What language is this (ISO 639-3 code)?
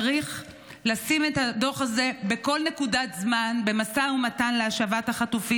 heb